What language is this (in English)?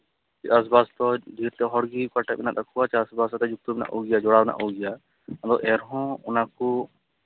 Santali